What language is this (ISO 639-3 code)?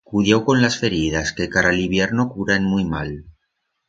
arg